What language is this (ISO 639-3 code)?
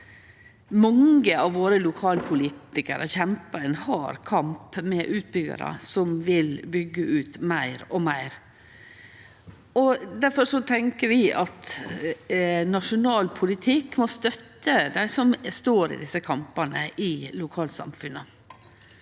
nor